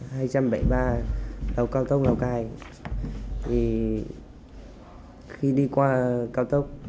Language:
Vietnamese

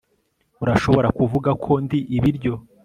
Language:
Kinyarwanda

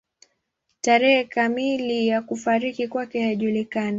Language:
Swahili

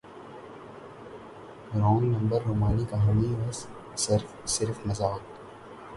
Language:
Urdu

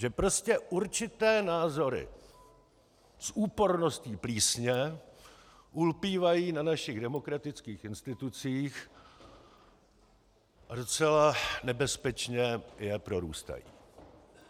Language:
Czech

